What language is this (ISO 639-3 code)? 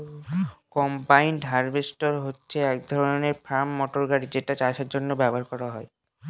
ben